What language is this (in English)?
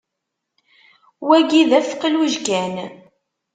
Kabyle